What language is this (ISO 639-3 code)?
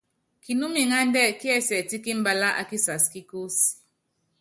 yav